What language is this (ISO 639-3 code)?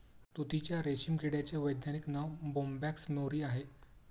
mar